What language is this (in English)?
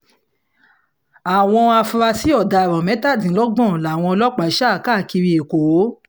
Yoruba